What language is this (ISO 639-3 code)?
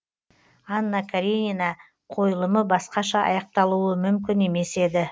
kaz